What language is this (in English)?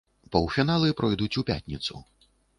Belarusian